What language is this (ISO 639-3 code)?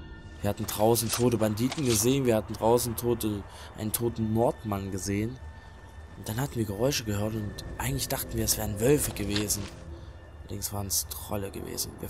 deu